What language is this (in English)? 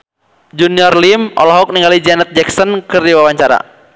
Sundanese